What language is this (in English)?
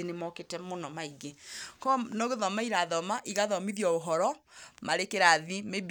Kikuyu